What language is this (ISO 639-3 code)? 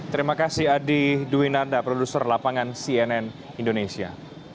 ind